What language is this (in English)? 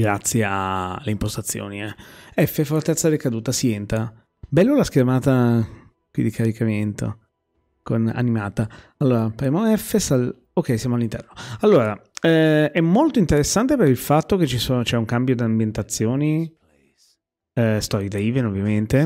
Italian